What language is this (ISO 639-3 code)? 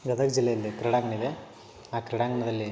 kan